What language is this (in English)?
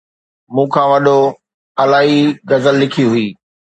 Sindhi